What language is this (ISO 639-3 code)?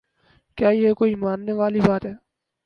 urd